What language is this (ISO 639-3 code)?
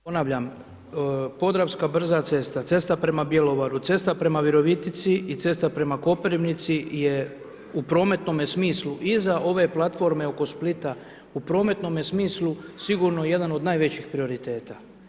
hrv